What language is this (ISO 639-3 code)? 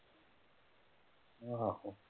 pan